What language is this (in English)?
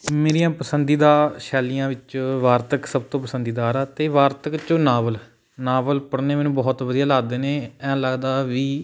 Punjabi